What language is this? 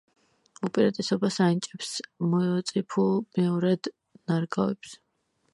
Georgian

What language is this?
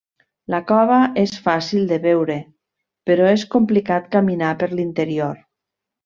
Catalan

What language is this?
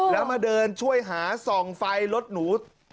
Thai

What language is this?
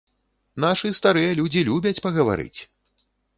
Belarusian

